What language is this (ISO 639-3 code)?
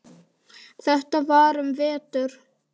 isl